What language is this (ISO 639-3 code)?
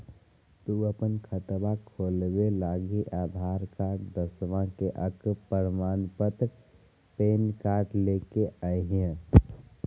mag